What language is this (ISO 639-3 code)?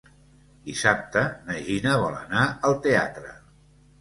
cat